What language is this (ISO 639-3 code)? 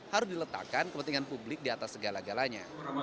ind